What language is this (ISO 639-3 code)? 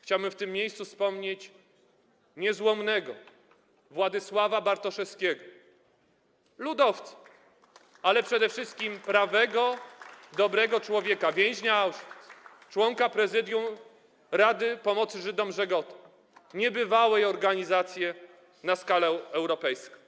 pol